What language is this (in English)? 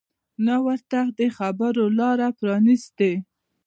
Pashto